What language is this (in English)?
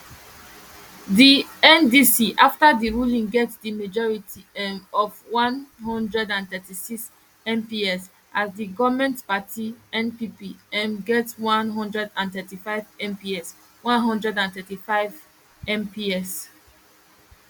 Nigerian Pidgin